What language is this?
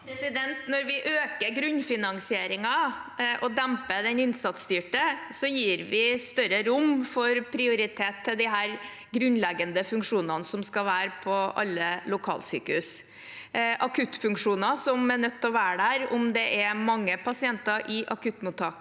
Norwegian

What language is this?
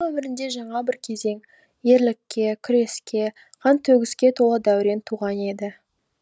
Kazakh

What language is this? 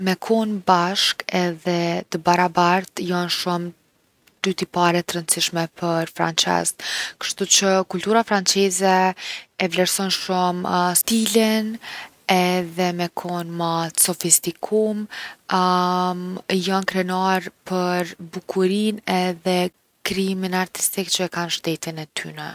Gheg Albanian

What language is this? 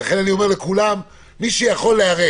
Hebrew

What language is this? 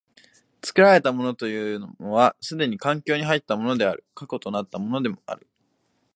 Japanese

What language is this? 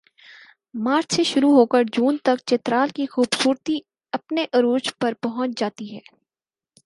Urdu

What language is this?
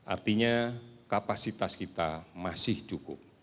Indonesian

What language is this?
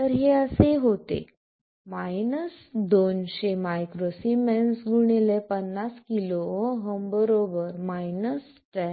Marathi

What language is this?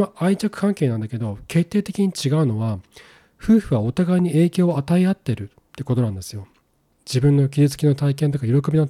Japanese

